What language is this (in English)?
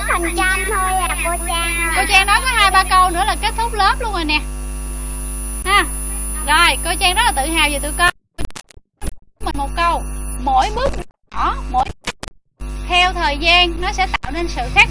Vietnamese